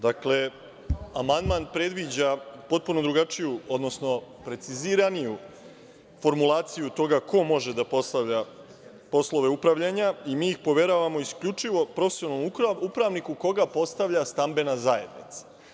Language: Serbian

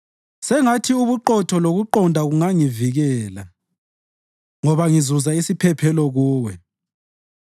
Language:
North Ndebele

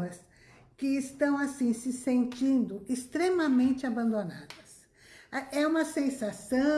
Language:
Portuguese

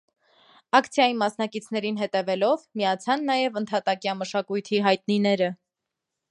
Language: Armenian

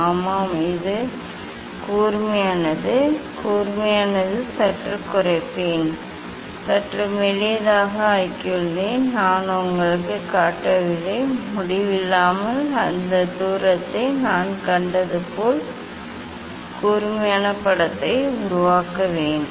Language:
Tamil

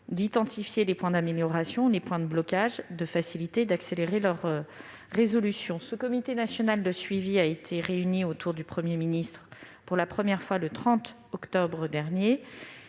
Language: French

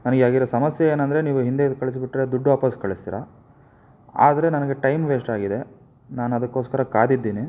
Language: Kannada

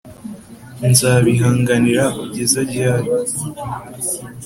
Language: Kinyarwanda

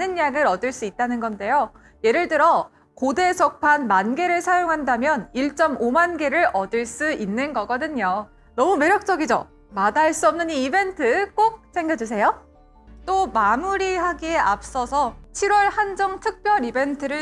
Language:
Korean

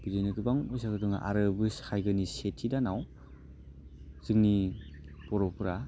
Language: Bodo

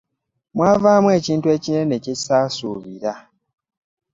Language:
Ganda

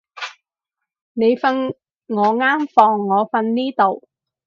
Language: Cantonese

